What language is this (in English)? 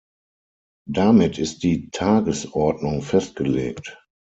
German